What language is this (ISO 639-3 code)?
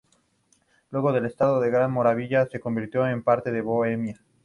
spa